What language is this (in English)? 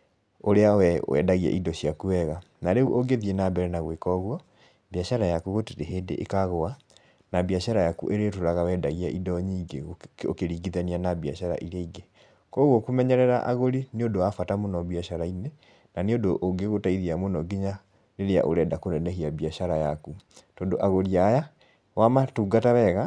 Kikuyu